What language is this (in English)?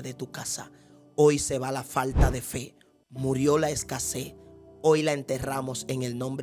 Spanish